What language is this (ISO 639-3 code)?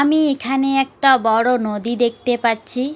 ben